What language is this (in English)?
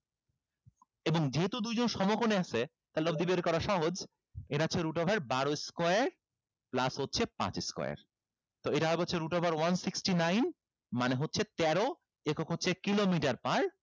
Bangla